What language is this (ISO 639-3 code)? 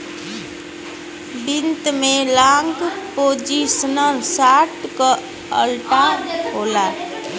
bho